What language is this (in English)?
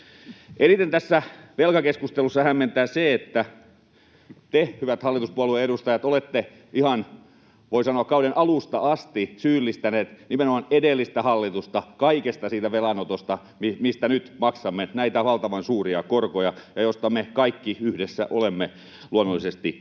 Finnish